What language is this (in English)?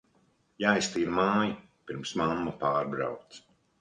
Latvian